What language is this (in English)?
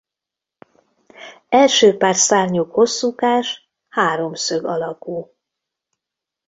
Hungarian